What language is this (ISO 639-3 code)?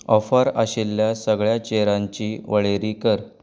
kok